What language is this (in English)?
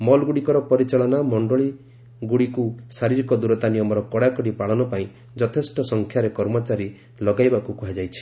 Odia